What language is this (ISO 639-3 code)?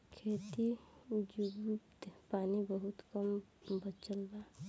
bho